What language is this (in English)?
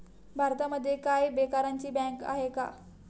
Marathi